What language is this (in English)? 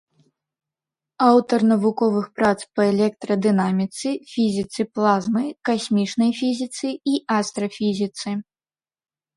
Belarusian